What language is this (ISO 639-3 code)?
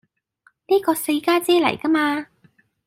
yue